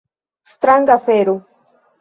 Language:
Esperanto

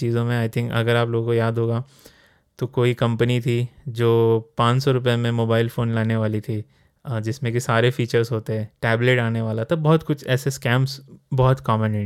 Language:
Hindi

